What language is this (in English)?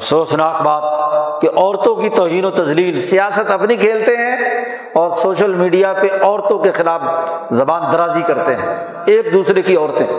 Urdu